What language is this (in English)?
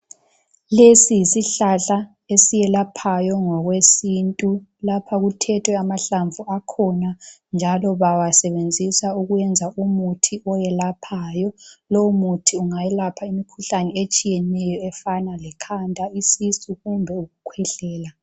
North Ndebele